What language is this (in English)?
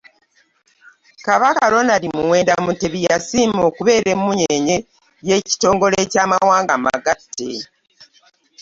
Ganda